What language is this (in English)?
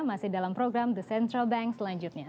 Indonesian